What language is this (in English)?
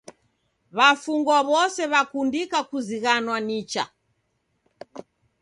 Taita